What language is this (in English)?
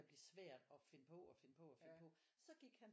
Danish